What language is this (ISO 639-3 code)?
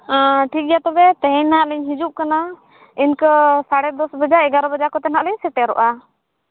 sat